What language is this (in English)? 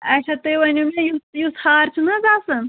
Kashmiri